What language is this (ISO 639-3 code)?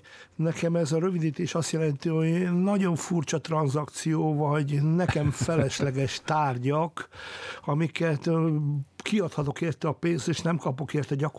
hun